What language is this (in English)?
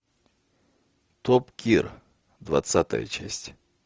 Russian